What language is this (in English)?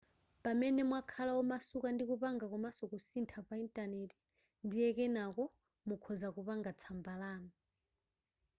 Nyanja